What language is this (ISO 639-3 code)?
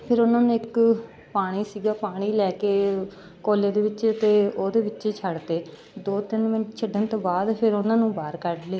pan